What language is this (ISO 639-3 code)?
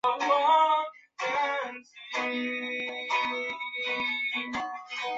zho